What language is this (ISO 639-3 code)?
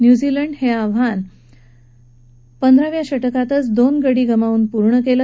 mar